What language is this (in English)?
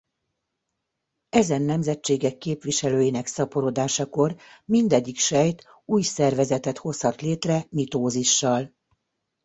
Hungarian